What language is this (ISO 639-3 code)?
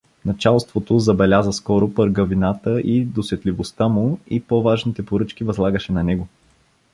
bul